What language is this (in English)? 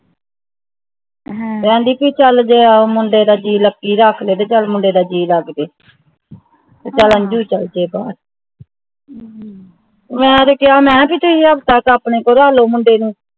Punjabi